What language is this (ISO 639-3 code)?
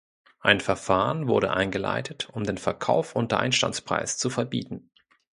deu